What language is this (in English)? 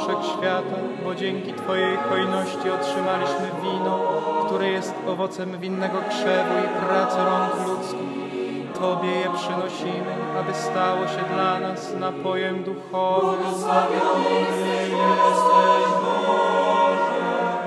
Polish